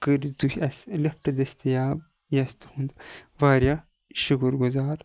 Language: Kashmiri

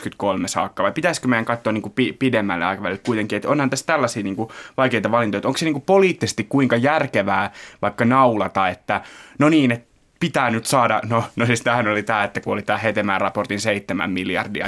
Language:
Finnish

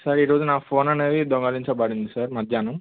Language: Telugu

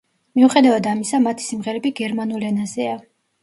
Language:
Georgian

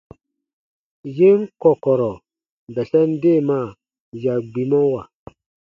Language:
Baatonum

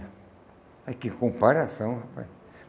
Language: Portuguese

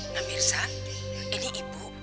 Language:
Indonesian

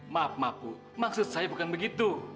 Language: Indonesian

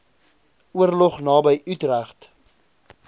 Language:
Afrikaans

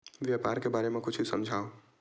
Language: Chhattisgarhi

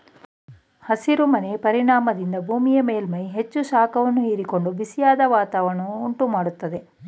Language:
Kannada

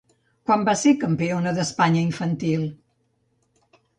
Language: Catalan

